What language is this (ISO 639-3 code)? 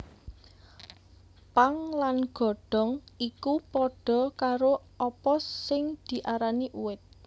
jav